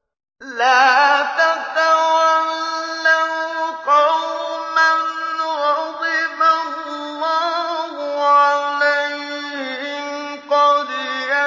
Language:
Arabic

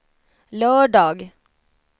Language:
Swedish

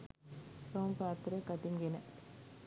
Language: Sinhala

